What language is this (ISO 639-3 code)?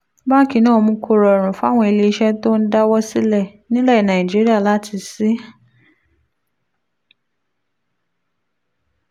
yor